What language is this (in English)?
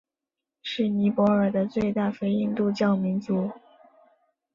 Chinese